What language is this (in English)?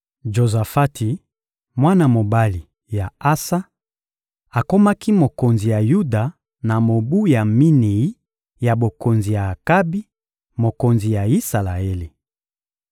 Lingala